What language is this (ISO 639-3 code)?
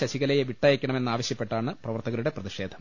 mal